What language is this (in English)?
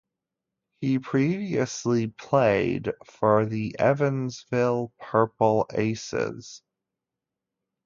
English